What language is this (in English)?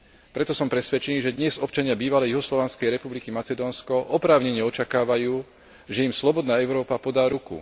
Slovak